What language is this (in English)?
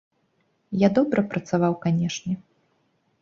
Belarusian